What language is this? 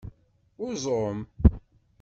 Kabyle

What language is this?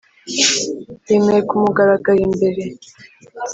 Kinyarwanda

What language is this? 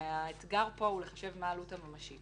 Hebrew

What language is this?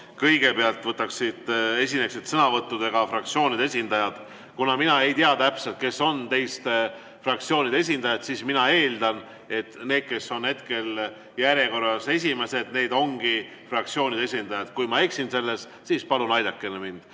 Estonian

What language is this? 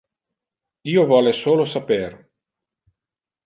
Interlingua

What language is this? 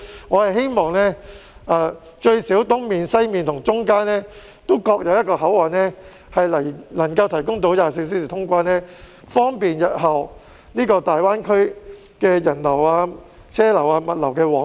Cantonese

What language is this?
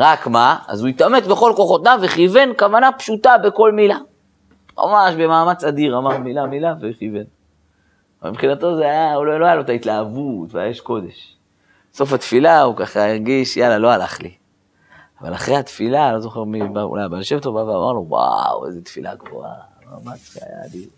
Hebrew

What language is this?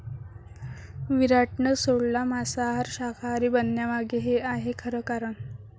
Marathi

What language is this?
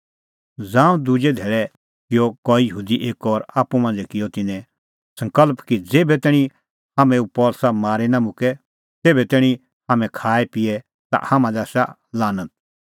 Kullu Pahari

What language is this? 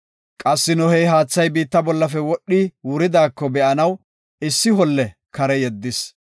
Gofa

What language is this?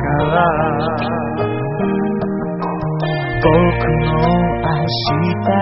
Spanish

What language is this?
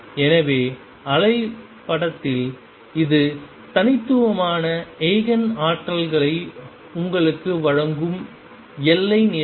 Tamil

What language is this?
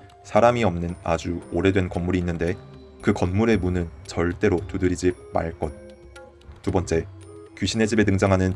Korean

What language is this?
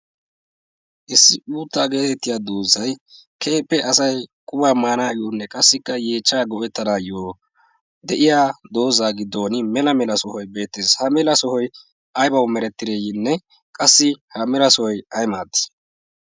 Wolaytta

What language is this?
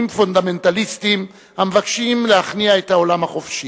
Hebrew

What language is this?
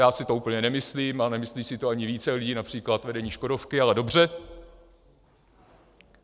Czech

